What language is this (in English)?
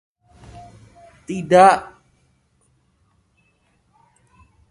Indonesian